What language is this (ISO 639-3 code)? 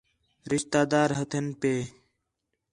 xhe